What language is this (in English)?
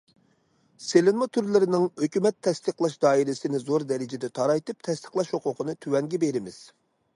Uyghur